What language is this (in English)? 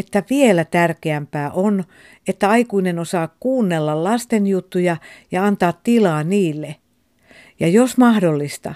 Finnish